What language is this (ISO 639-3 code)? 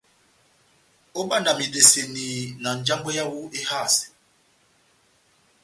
bnm